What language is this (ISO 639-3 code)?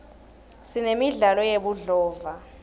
ssw